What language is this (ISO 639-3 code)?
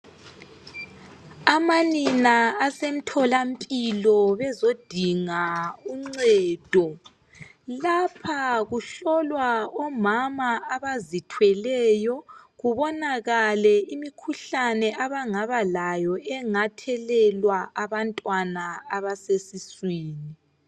nde